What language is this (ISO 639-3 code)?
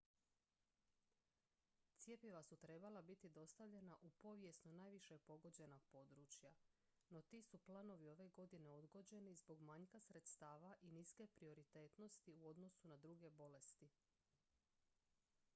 hrv